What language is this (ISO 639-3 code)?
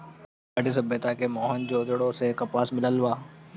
bho